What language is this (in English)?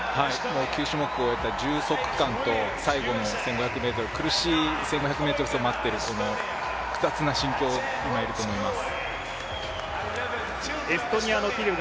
Japanese